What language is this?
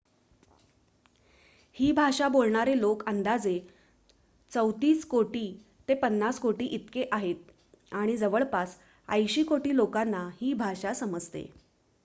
Marathi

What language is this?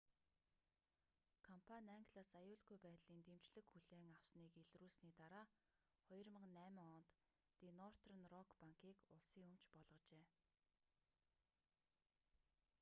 Mongolian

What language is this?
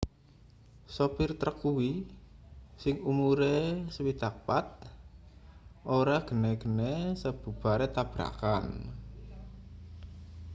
Javanese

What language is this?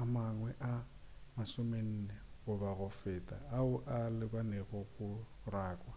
Northern Sotho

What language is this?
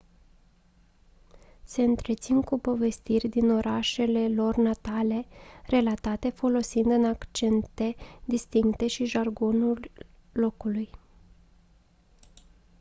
Romanian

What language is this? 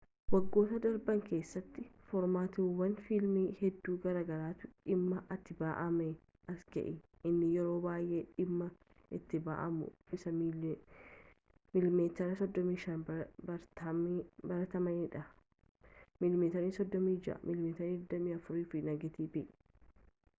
Oromo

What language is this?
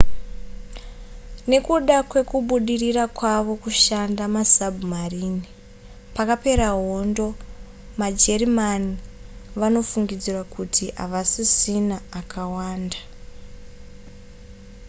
Shona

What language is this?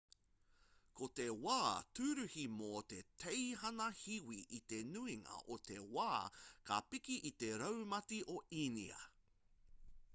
Māori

